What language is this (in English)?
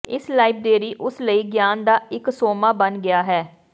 Punjabi